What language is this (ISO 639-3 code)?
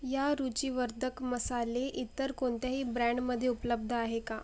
mar